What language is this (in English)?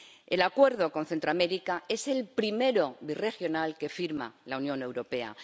Spanish